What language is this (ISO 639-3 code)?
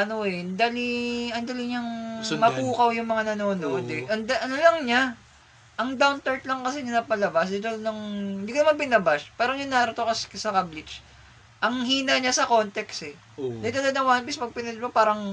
fil